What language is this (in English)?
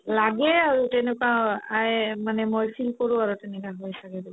Assamese